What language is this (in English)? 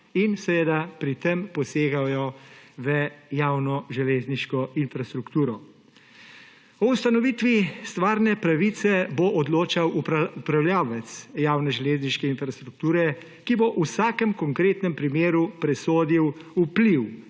Slovenian